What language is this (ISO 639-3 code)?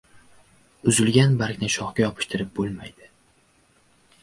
uzb